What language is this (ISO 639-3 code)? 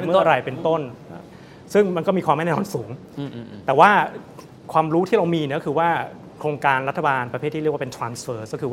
tha